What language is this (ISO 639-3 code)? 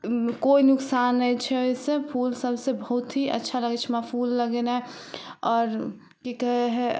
mai